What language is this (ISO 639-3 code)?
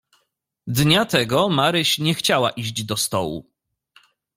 pol